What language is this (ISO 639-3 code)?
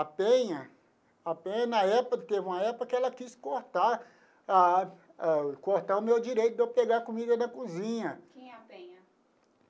por